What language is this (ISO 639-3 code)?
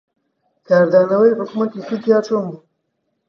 ckb